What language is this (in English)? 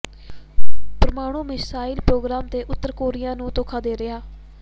Punjabi